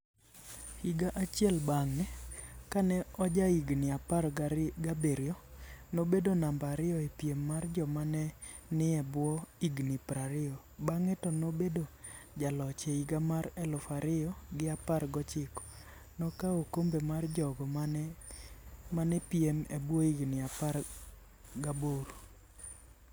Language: Luo (Kenya and Tanzania)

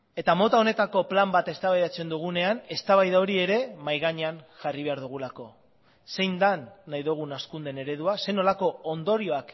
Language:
Basque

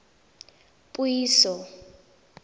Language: Tswana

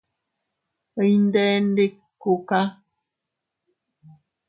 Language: Teutila Cuicatec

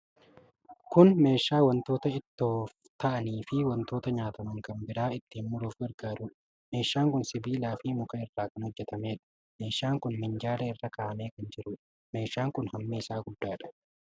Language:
Oromo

